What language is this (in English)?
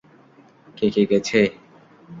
Bangla